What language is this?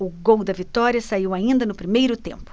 Portuguese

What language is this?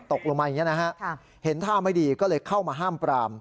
Thai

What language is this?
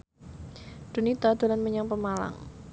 Javanese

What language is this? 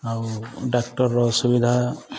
Odia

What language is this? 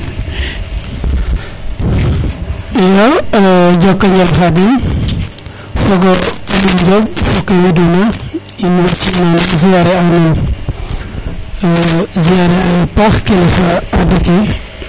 Serer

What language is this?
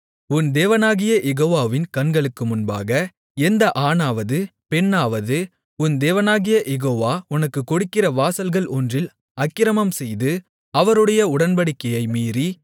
Tamil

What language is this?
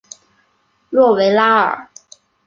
Chinese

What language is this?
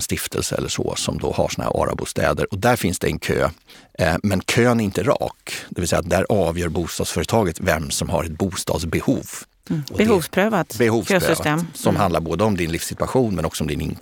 Swedish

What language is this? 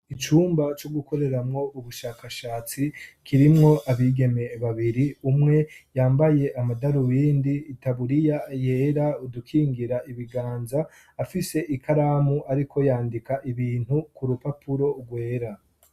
Rundi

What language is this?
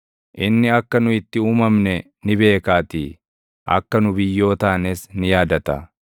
Oromo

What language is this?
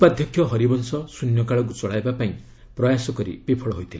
Odia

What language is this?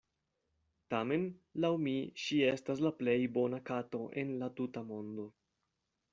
Esperanto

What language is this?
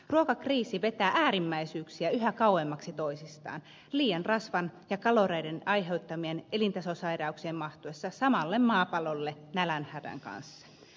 Finnish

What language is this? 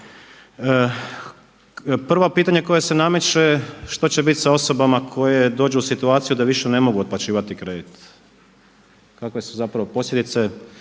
Croatian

